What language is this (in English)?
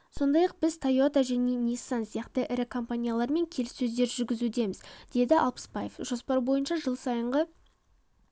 Kazakh